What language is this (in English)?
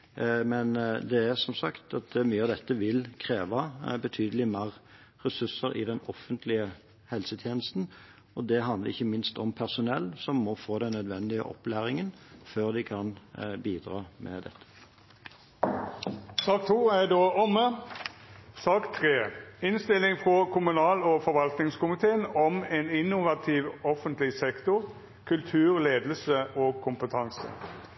Norwegian